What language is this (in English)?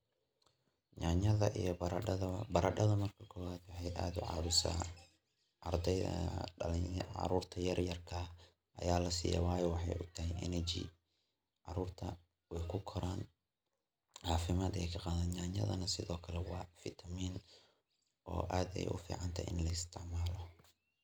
Somali